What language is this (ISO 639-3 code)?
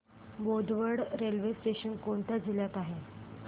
mar